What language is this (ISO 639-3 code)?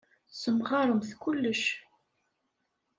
kab